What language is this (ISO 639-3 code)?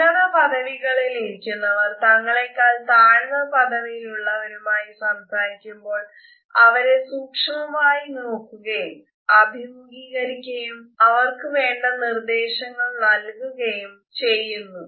mal